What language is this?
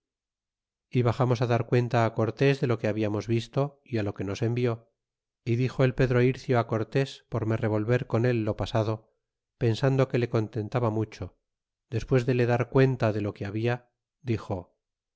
Spanish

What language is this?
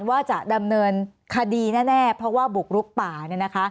Thai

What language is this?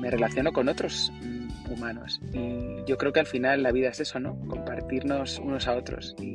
Spanish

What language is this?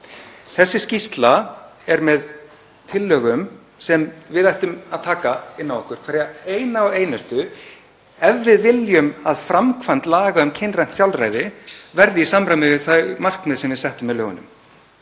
Icelandic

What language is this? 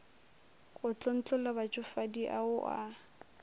Northern Sotho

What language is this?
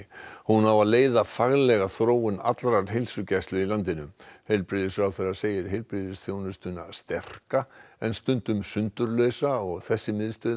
Icelandic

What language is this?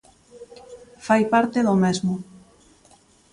Galician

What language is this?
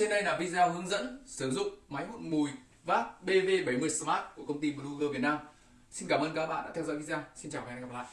Vietnamese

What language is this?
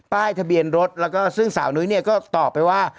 Thai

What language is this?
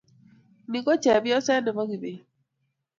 Kalenjin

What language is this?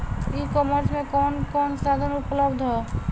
Bhojpuri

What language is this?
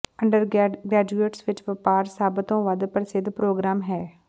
Punjabi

